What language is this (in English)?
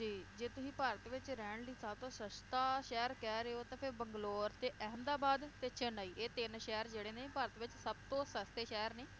Punjabi